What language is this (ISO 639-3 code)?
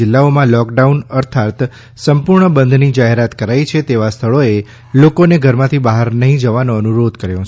guj